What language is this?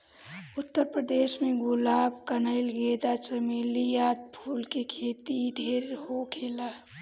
Bhojpuri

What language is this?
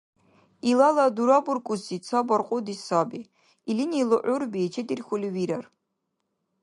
Dargwa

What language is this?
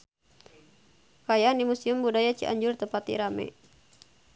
Sundanese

